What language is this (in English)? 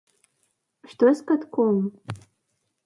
Belarusian